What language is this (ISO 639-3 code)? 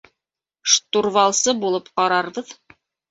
bak